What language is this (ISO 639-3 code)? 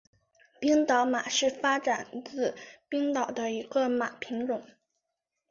zho